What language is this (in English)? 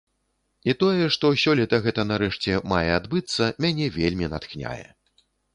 Belarusian